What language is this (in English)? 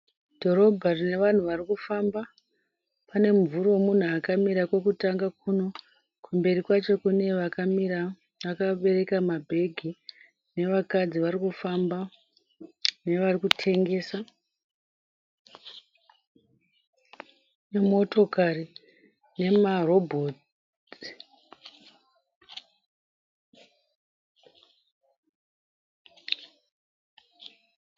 Shona